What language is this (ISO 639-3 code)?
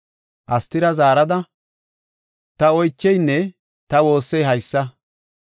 gof